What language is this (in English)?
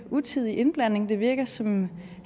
Danish